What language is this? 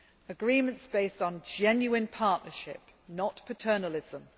English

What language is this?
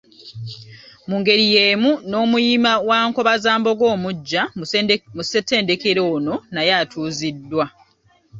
Ganda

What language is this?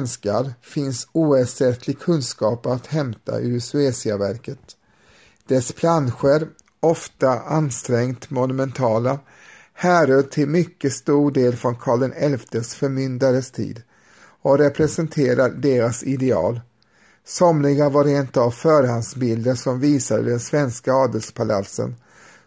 Swedish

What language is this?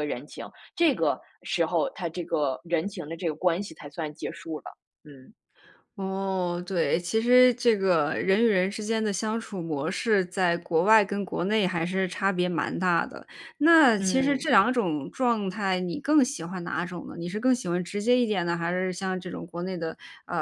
Chinese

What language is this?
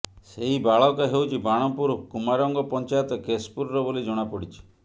Odia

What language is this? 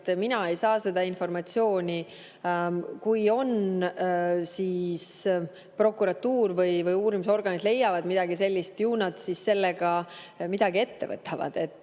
Estonian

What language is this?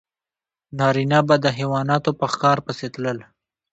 Pashto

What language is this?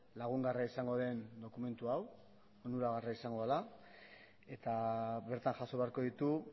Basque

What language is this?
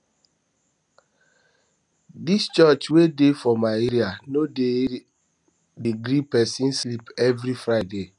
Nigerian Pidgin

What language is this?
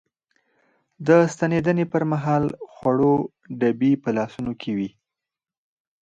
Pashto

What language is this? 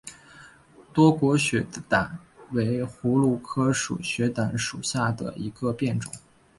Chinese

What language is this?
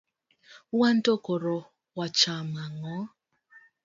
Luo (Kenya and Tanzania)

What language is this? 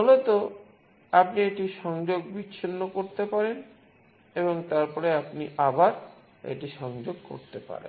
Bangla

